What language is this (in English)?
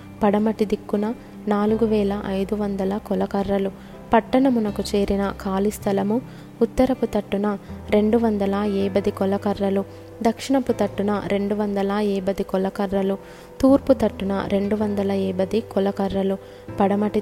Telugu